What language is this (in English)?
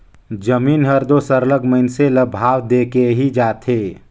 Chhattisgarhi